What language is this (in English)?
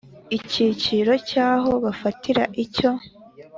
Kinyarwanda